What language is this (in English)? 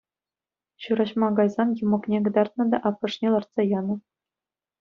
Chuvash